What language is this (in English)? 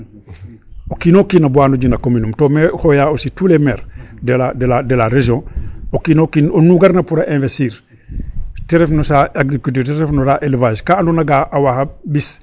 Serer